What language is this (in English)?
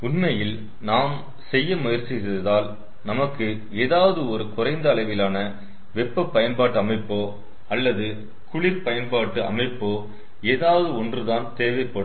Tamil